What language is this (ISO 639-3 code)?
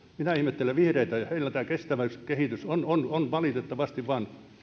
fin